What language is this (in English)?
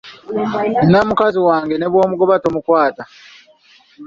Ganda